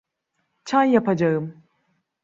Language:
Turkish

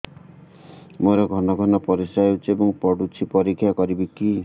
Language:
Odia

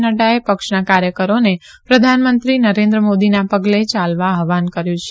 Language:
Gujarati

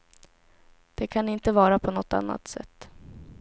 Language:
Swedish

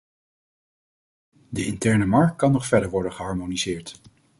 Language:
Dutch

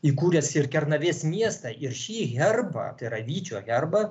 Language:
Lithuanian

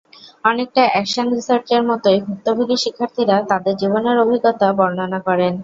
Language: Bangla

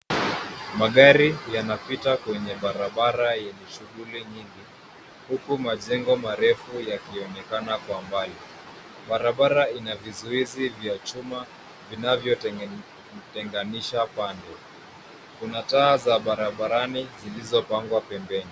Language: Swahili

